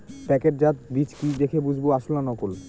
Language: Bangla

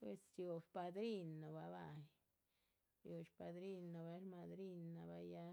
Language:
Chichicapan Zapotec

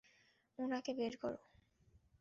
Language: Bangla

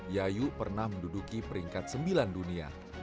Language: Indonesian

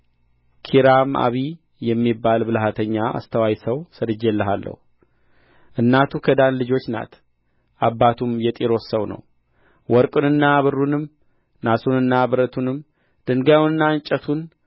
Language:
Amharic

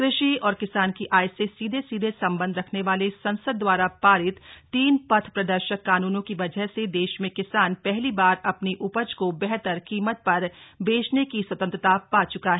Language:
Hindi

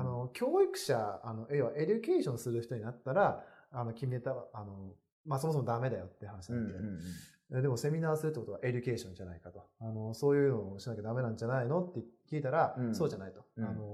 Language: Japanese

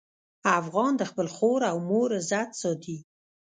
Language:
Pashto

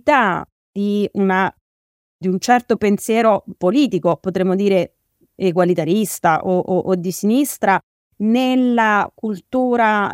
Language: Italian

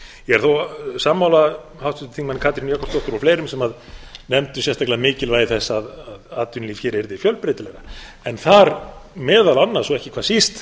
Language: Icelandic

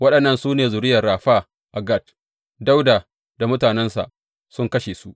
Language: Hausa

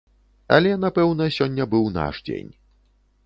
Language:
Belarusian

